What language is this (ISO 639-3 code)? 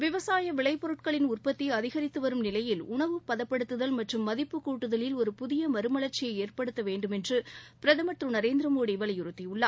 tam